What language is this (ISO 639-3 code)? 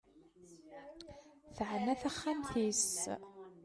kab